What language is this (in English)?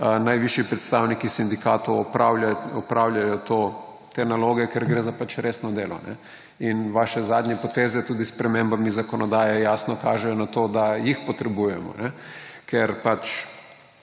Slovenian